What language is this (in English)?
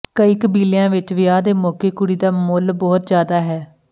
Punjabi